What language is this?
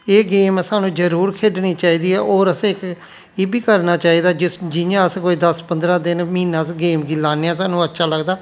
Dogri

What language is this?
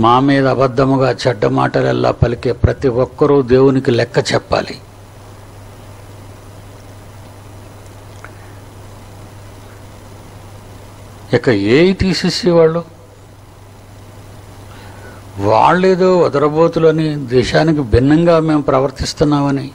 Hindi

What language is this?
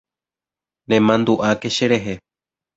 Guarani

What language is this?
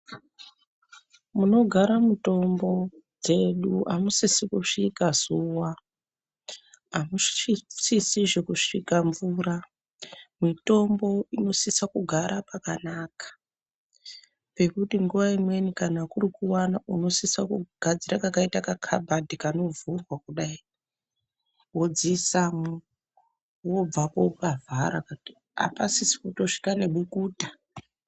Ndau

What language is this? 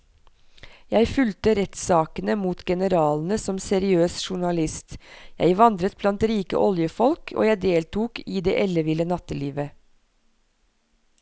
Norwegian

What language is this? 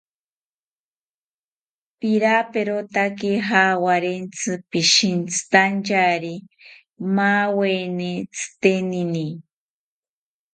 South Ucayali Ashéninka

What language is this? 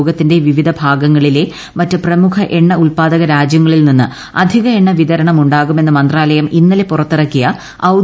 Malayalam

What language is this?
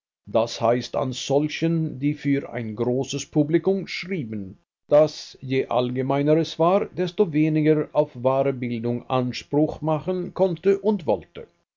German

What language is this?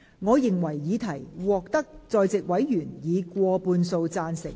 Cantonese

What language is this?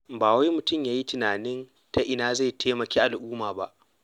Hausa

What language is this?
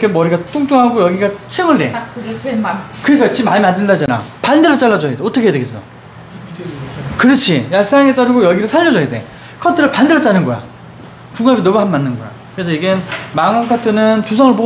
Korean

